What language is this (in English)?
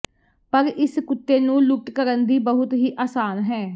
Punjabi